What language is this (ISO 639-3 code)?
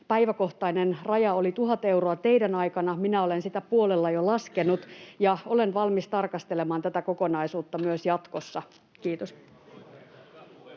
fin